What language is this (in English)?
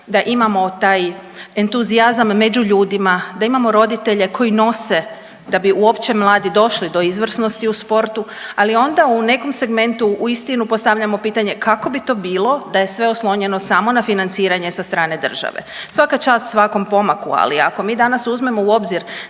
Croatian